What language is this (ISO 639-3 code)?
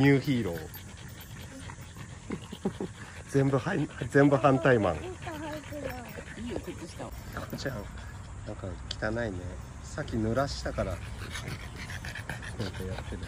jpn